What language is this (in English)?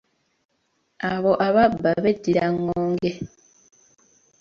Ganda